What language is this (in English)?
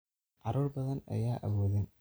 Somali